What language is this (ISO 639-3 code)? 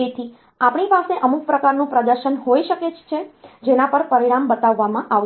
guj